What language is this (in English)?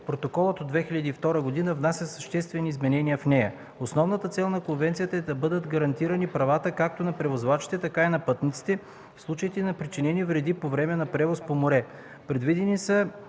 Bulgarian